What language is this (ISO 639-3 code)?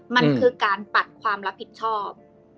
tha